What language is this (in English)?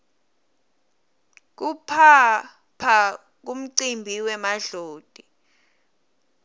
Swati